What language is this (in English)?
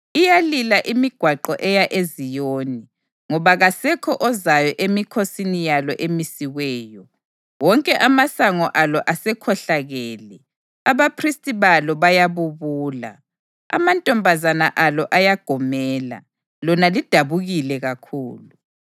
North Ndebele